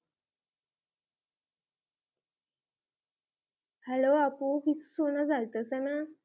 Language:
Bangla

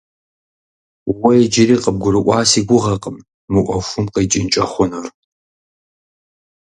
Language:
Kabardian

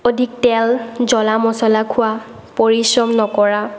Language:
Assamese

